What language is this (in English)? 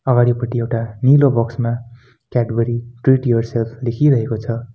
Nepali